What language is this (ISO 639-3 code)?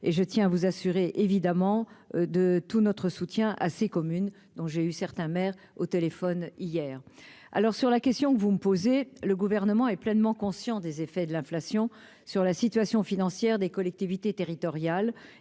fra